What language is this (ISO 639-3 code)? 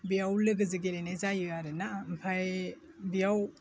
brx